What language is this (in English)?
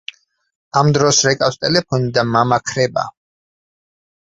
Georgian